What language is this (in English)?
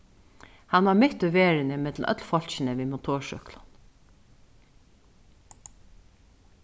Faroese